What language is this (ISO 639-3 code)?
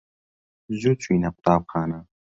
ckb